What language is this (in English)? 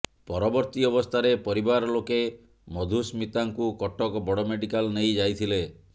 Odia